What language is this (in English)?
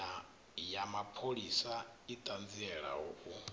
Venda